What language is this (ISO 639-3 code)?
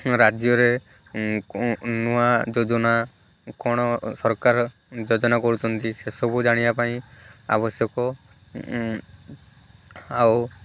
ori